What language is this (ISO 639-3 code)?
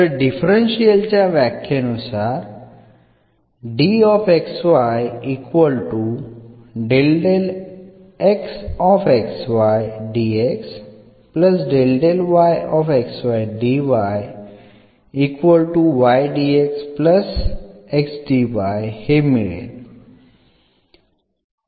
mar